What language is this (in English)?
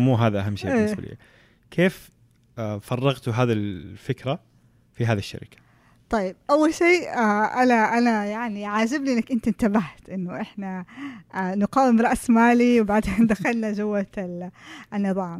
Arabic